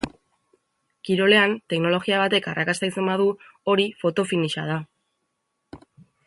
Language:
Basque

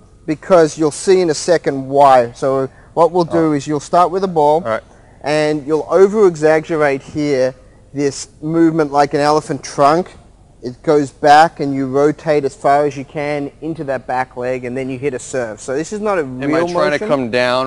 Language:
English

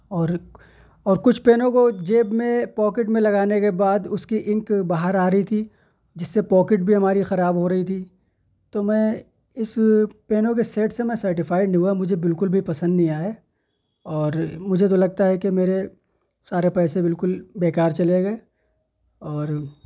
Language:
Urdu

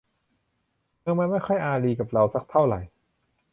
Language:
Thai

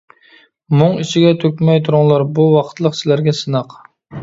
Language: Uyghur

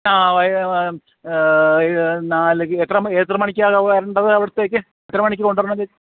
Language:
Malayalam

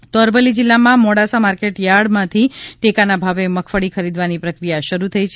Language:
Gujarati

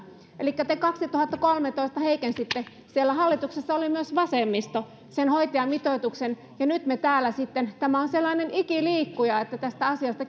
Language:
Finnish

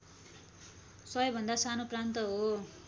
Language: Nepali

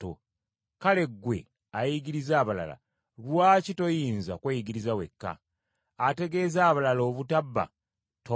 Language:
Ganda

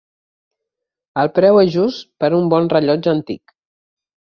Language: Catalan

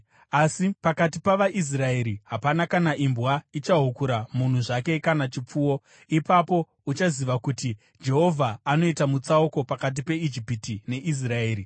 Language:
Shona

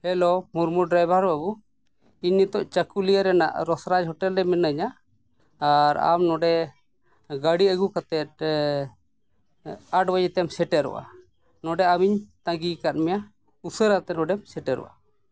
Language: Santali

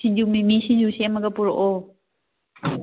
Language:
Manipuri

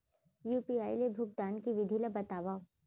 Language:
Chhattisgarhi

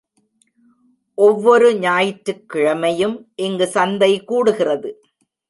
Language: Tamil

